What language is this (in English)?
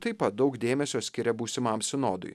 Lithuanian